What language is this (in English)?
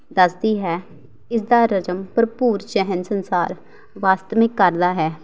Punjabi